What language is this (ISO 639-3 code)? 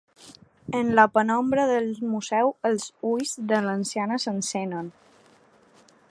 cat